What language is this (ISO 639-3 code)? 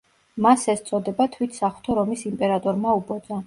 kat